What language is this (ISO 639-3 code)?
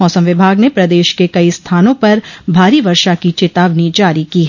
hin